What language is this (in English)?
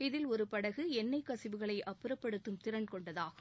Tamil